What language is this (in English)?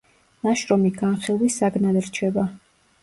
Georgian